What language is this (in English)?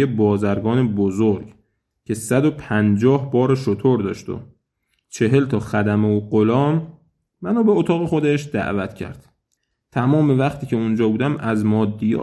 Persian